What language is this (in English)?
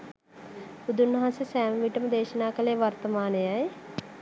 Sinhala